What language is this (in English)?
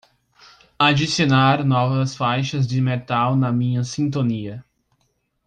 Portuguese